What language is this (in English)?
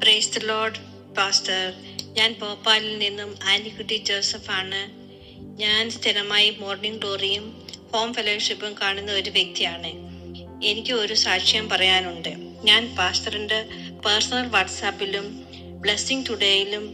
Malayalam